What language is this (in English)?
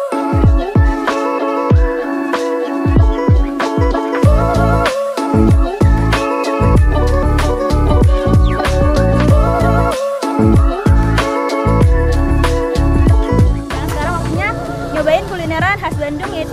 Indonesian